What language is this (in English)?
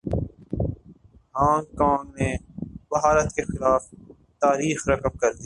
Urdu